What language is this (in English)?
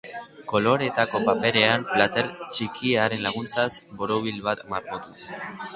Basque